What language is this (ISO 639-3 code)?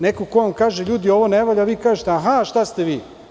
srp